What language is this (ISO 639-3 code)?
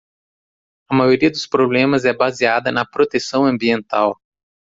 por